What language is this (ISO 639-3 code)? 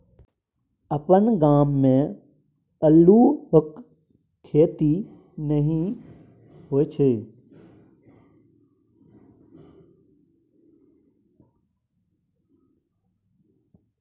mai